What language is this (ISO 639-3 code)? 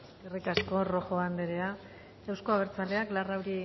eus